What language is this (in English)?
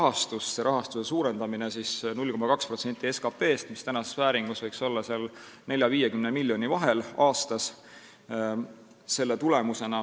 Estonian